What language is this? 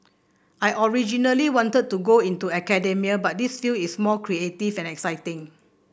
English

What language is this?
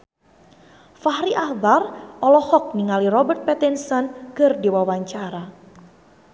Sundanese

